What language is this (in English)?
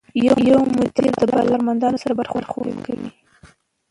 Pashto